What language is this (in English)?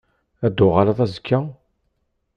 Kabyle